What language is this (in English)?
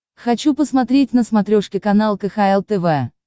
Russian